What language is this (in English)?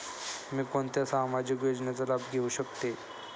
Marathi